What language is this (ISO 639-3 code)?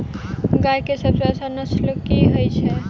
mai